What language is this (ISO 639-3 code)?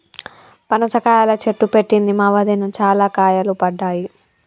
tel